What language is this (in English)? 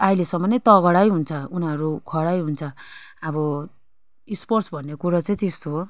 Nepali